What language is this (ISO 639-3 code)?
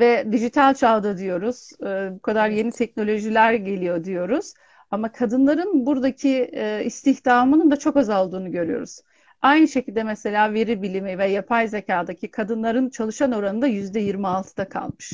tur